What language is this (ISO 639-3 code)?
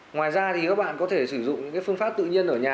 vie